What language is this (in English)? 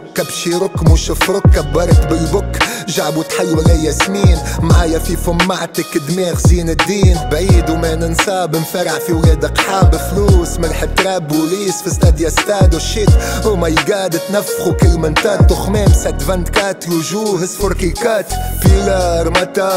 Arabic